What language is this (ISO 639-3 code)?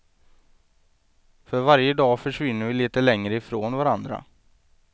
swe